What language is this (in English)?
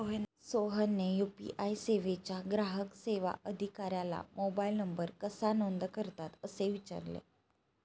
Marathi